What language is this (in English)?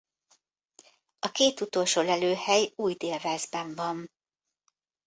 Hungarian